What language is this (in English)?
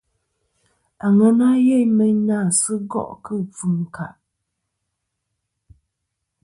Kom